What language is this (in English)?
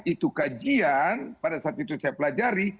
Indonesian